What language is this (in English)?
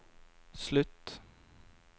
Norwegian